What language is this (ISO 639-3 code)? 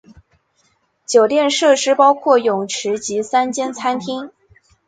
zho